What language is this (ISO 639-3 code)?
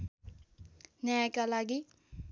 nep